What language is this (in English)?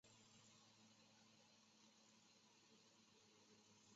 Chinese